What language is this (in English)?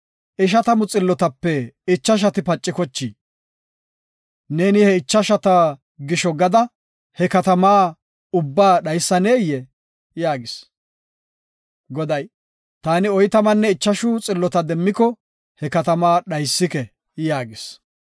Gofa